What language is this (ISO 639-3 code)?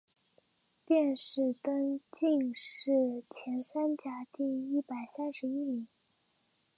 zho